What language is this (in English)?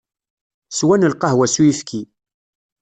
Kabyle